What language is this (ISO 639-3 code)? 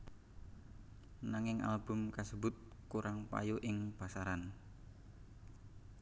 jav